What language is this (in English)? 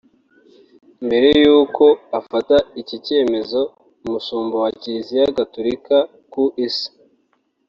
Kinyarwanda